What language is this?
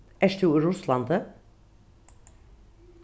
Faroese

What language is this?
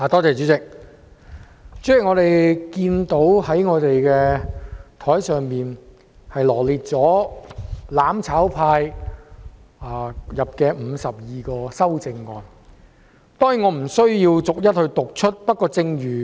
Cantonese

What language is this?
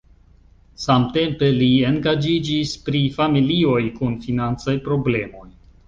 Esperanto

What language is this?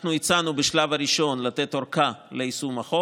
Hebrew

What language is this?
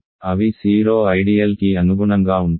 Telugu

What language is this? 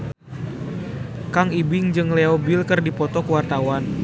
Sundanese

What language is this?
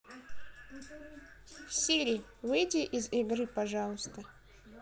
Russian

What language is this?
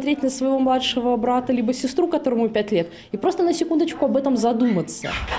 Russian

